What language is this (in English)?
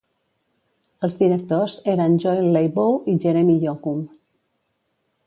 Catalan